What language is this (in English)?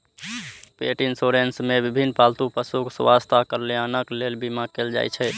Maithili